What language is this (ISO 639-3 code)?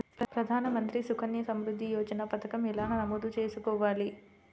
tel